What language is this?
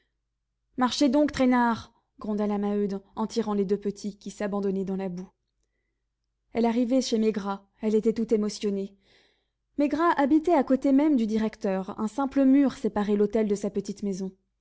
French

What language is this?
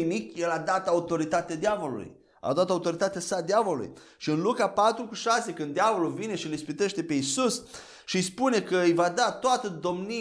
Romanian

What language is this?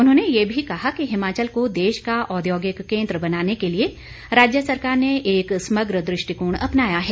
Hindi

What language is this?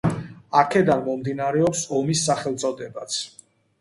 Georgian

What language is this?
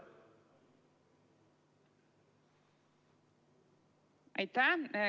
Estonian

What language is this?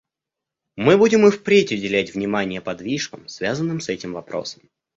Russian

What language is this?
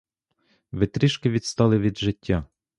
Ukrainian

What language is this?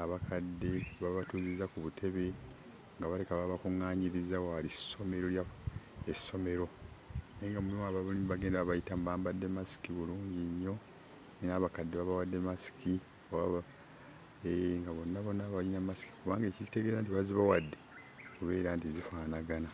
Ganda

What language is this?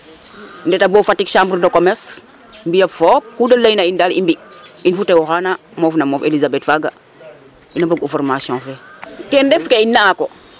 Serer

